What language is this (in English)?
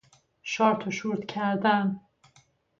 Persian